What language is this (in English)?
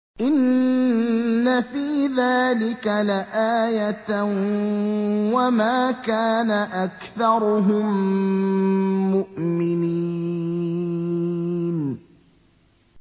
Arabic